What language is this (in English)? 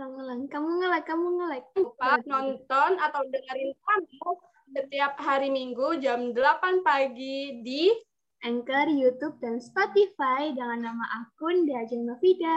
Indonesian